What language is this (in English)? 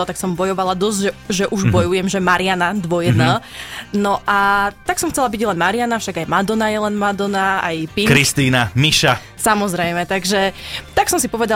Slovak